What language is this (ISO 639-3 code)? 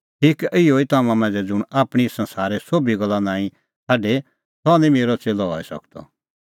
kfx